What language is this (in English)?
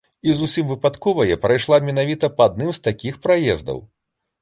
Belarusian